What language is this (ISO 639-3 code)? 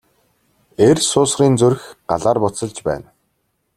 mon